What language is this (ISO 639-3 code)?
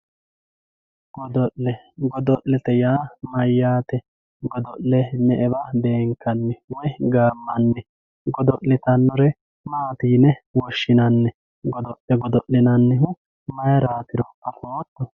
sid